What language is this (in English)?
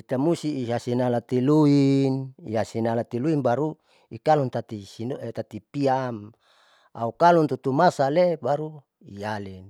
Saleman